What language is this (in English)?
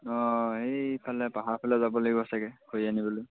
Assamese